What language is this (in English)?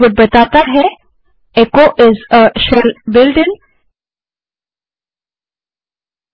Hindi